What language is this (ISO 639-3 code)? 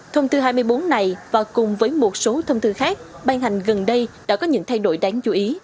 vie